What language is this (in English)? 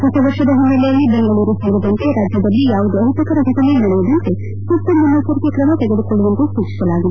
Kannada